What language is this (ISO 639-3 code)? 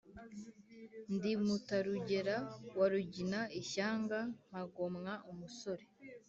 kin